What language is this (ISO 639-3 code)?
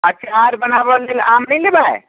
mai